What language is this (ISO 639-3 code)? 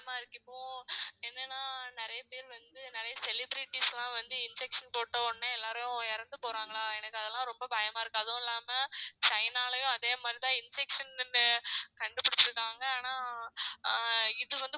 tam